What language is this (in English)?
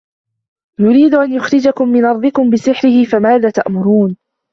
Arabic